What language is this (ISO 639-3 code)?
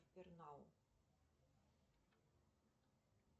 rus